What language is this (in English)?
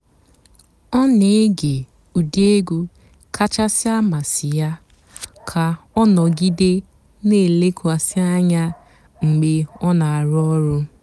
Igbo